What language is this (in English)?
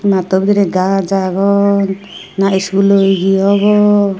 Chakma